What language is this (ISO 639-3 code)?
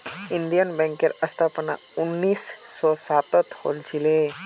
mag